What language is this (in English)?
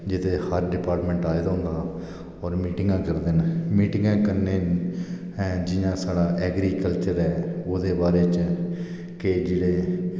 Dogri